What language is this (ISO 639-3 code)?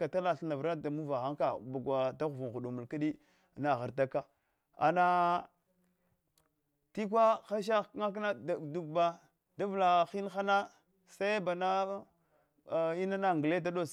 hwo